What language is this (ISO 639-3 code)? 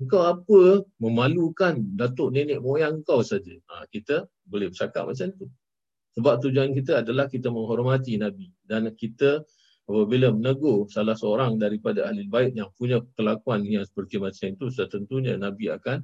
msa